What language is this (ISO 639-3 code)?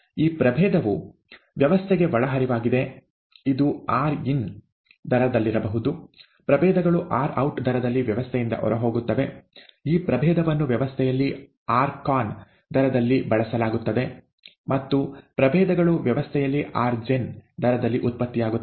kan